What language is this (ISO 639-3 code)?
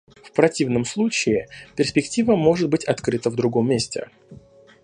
rus